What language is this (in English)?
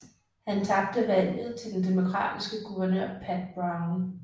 Danish